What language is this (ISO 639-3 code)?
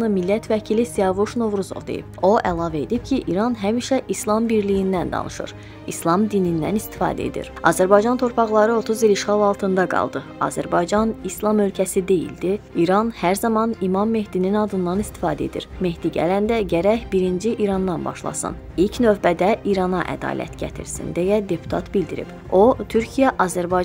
tur